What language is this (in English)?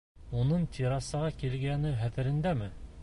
Bashkir